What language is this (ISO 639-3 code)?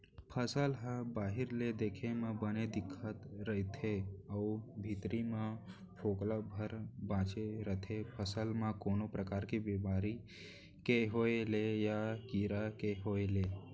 hne